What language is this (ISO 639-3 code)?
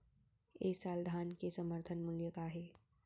hne